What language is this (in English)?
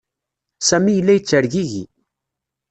Kabyle